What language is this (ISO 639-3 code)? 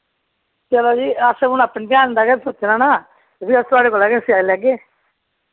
doi